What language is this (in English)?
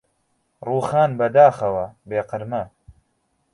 Central Kurdish